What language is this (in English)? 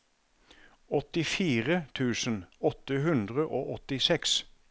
Norwegian